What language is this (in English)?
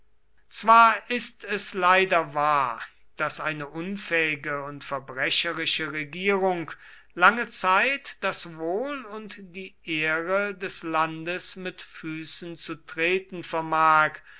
German